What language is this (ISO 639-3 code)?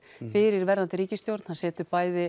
isl